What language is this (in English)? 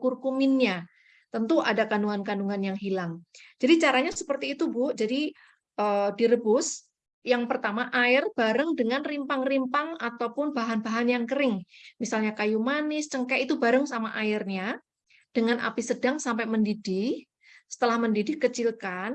Indonesian